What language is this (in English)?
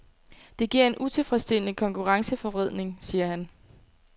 Danish